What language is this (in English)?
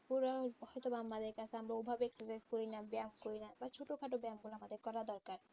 Bangla